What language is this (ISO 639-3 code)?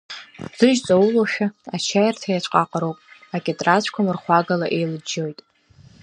abk